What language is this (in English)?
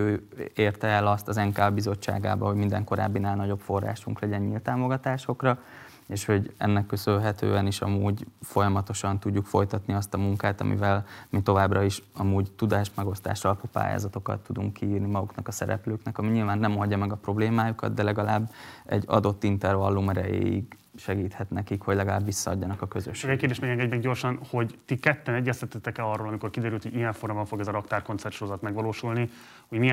Hungarian